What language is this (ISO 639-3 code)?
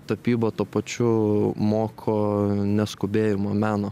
lit